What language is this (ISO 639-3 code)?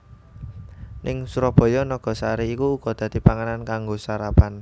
jav